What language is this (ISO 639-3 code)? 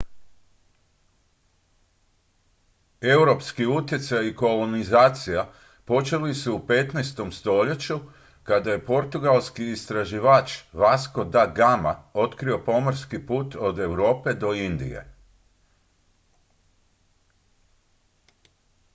hrv